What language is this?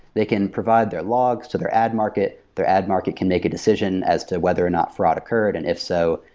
English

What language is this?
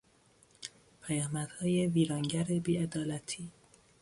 Persian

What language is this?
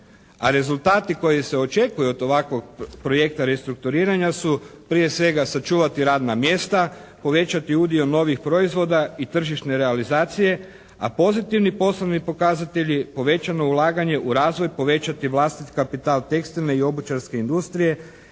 Croatian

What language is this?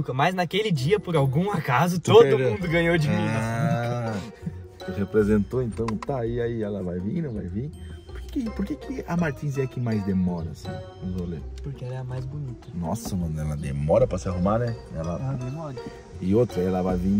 Portuguese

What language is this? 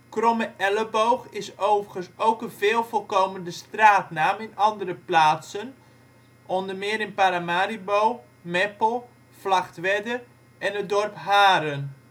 Dutch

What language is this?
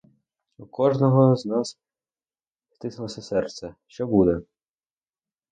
Ukrainian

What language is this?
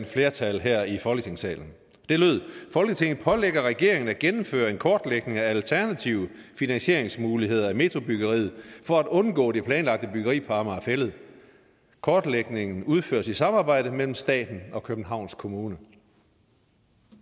Danish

